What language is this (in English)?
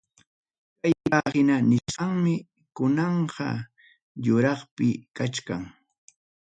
Ayacucho Quechua